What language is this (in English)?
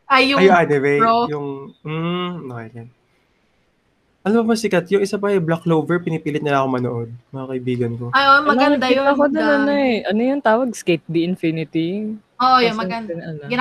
Filipino